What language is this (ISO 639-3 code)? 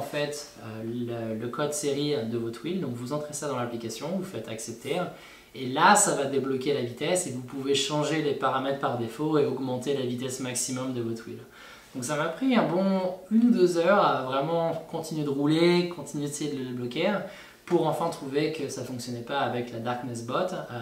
fra